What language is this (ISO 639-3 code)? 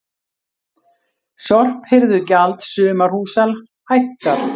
isl